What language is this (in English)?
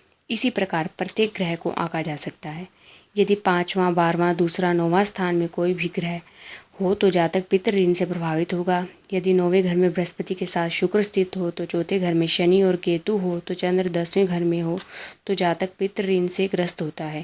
Hindi